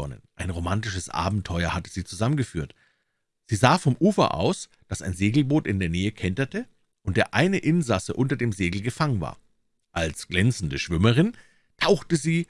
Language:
German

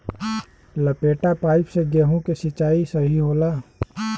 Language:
Bhojpuri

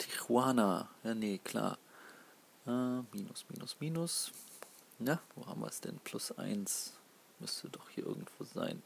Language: German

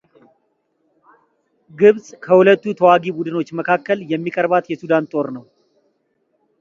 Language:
Amharic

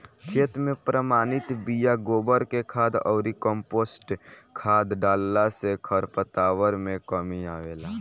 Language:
Bhojpuri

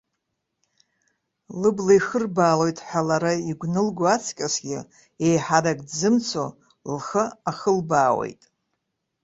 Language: Abkhazian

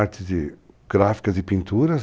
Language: Portuguese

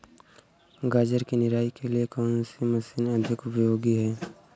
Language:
Hindi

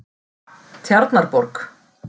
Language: Icelandic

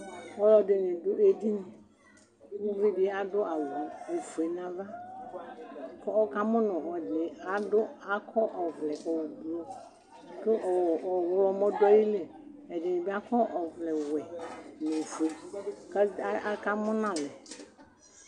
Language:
Ikposo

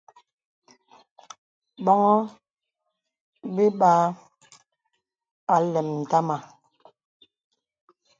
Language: Bebele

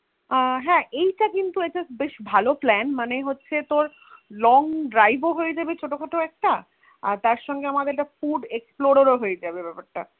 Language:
Bangla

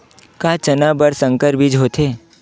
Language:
Chhattisgarhi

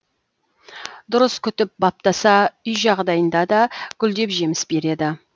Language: Kazakh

